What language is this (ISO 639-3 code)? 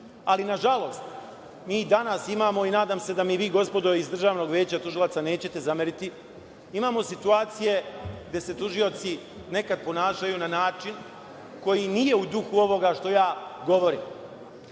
srp